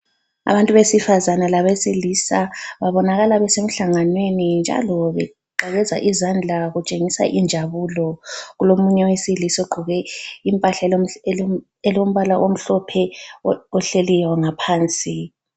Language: North Ndebele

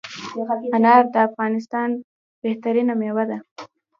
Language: Pashto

